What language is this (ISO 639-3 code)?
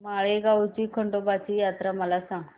mar